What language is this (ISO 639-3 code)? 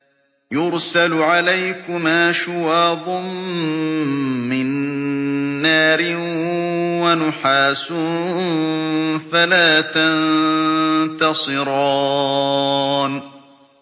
ara